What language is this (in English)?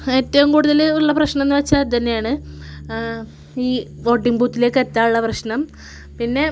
Malayalam